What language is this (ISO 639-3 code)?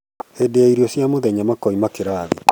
kik